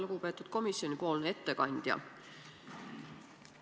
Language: Estonian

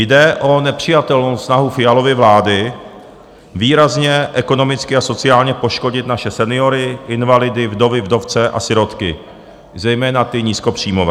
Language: Czech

